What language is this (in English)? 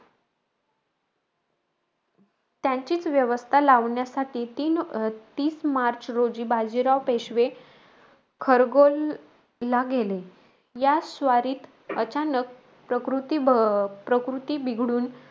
Marathi